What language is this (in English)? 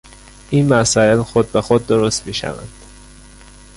Persian